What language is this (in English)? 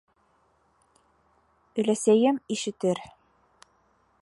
Bashkir